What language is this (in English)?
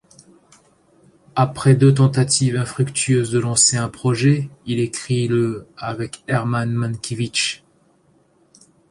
French